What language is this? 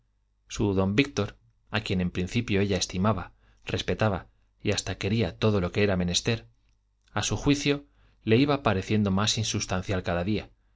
Spanish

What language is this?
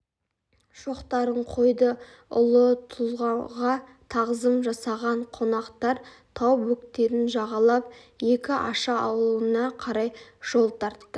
Kazakh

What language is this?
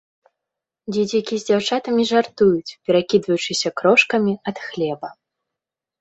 Belarusian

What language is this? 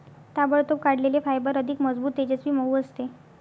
Marathi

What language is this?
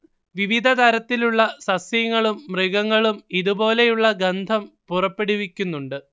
Malayalam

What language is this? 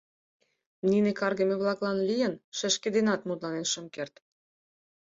Mari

